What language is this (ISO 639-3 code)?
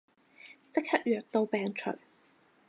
yue